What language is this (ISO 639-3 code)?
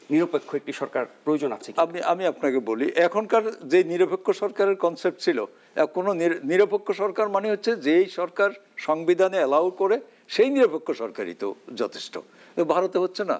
ben